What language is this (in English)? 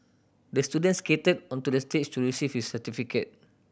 English